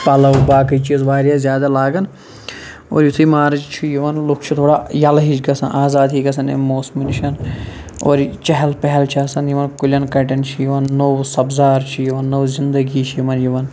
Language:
Kashmiri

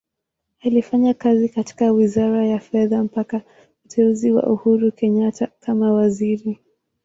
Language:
Swahili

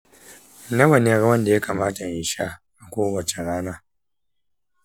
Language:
Hausa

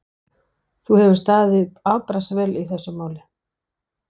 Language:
Icelandic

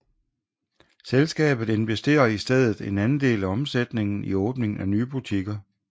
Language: Danish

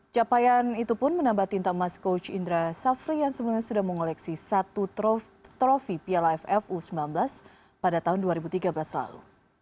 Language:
Indonesian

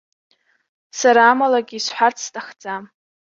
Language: Abkhazian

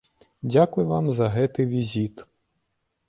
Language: Belarusian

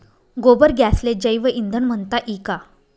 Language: Marathi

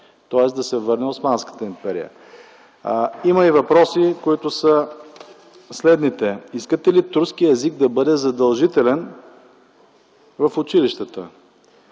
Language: Bulgarian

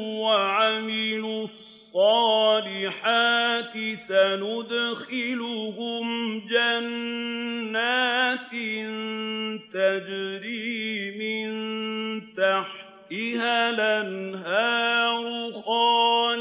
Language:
Arabic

